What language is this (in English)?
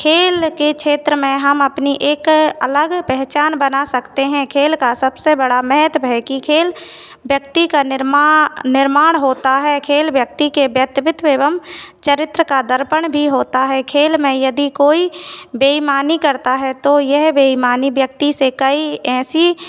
Hindi